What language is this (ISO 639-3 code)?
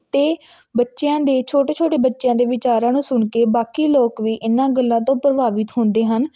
pan